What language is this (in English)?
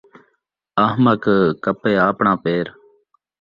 Saraiki